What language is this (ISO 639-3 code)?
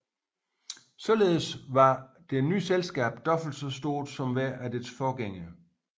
dan